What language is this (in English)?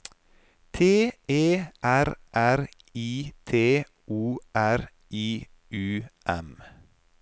Norwegian